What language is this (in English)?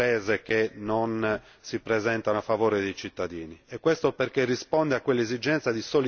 Italian